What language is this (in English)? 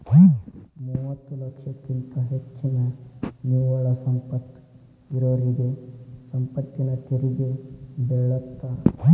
Kannada